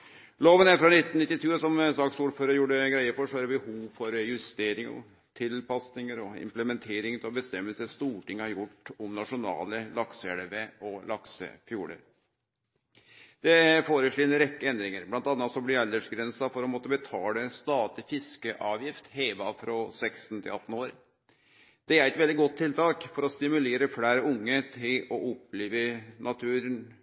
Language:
Norwegian Nynorsk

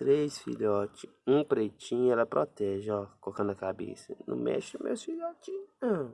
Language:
Portuguese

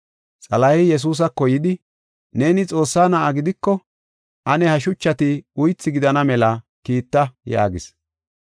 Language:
Gofa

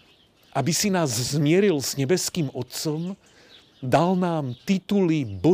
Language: Slovak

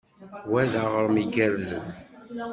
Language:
Kabyle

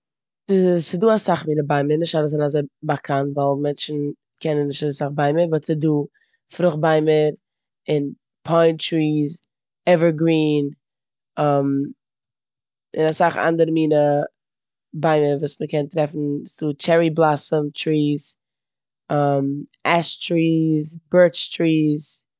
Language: Yiddish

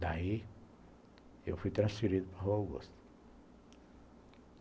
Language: Portuguese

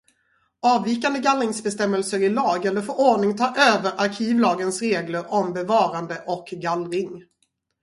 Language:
Swedish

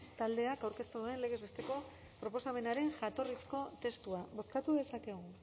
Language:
Basque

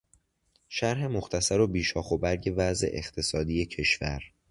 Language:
Persian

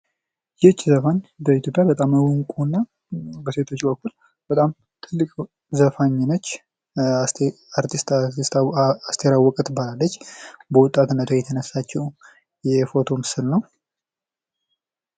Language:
Amharic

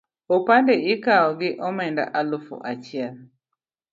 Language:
Luo (Kenya and Tanzania)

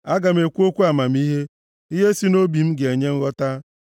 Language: Igbo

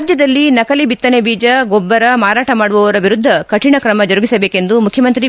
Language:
Kannada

